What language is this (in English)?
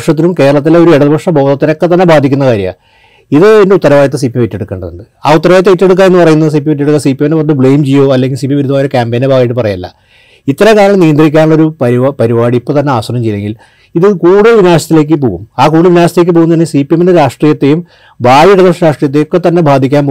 Malayalam